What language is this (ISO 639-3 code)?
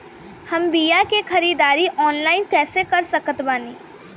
bho